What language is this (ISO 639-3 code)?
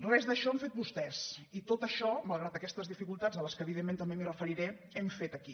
cat